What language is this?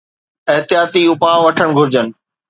Sindhi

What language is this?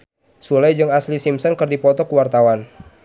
Sundanese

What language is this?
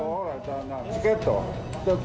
Japanese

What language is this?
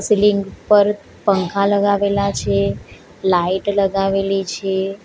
Gujarati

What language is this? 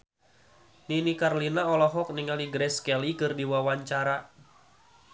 Sundanese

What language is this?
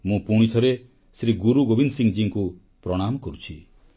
Odia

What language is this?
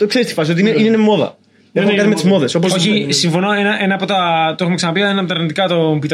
Greek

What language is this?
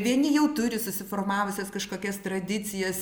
Lithuanian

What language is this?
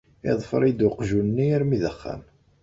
Kabyle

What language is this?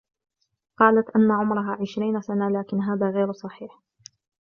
Arabic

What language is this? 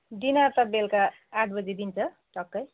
Nepali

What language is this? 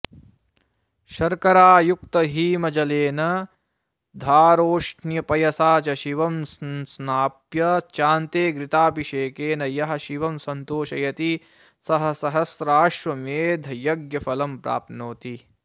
Sanskrit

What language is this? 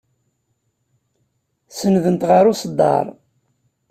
Kabyle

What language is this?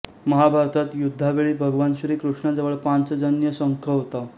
Marathi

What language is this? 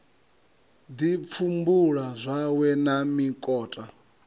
Venda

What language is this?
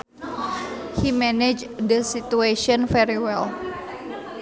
Sundanese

